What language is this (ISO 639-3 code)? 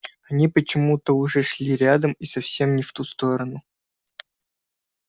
rus